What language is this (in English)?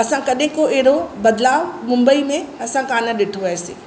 Sindhi